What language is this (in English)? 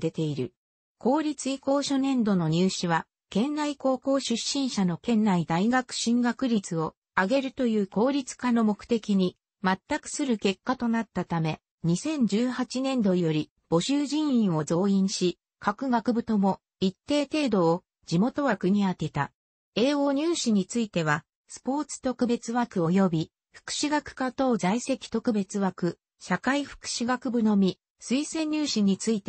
Japanese